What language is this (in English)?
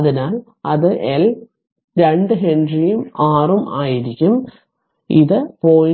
Malayalam